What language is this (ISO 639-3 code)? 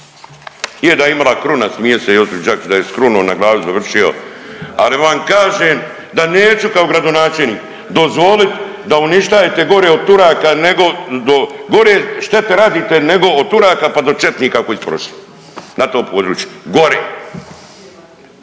hrv